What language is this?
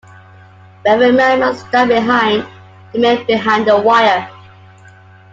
English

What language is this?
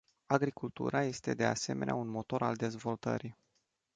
Romanian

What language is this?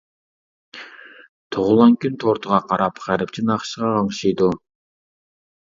Uyghur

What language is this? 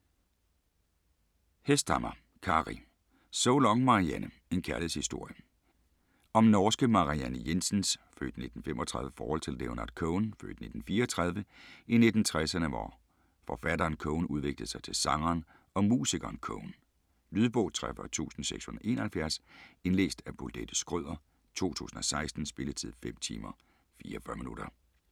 Danish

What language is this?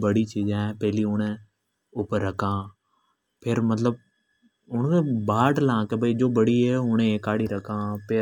Hadothi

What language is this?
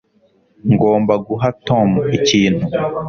Kinyarwanda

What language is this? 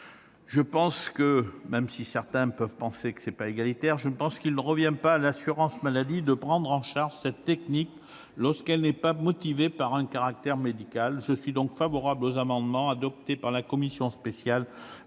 French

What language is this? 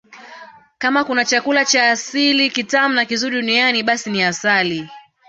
Swahili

